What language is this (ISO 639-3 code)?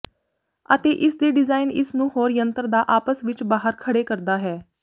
pan